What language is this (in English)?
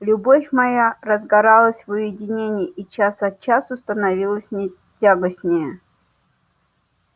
Russian